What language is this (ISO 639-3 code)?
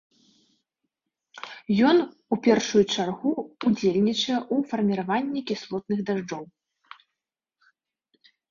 bel